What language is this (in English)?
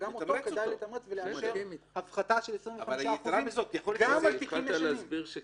Hebrew